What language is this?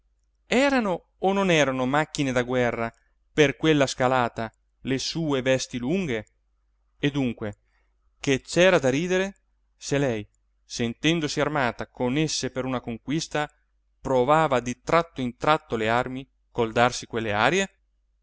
Italian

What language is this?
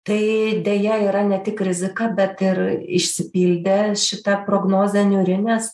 Lithuanian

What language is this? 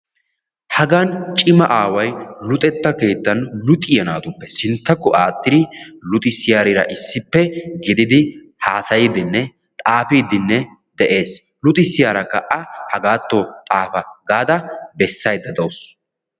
Wolaytta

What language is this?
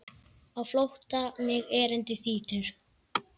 Icelandic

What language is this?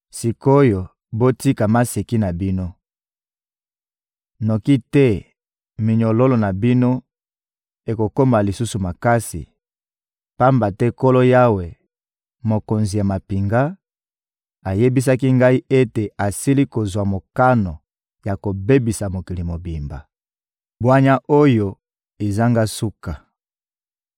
Lingala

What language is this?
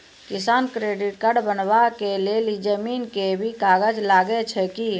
Maithili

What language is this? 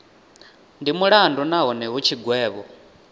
Venda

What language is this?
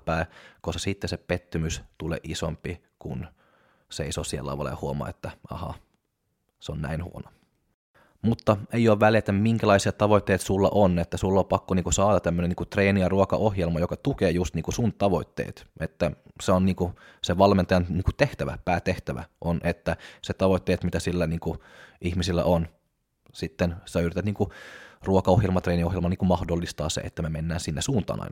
Finnish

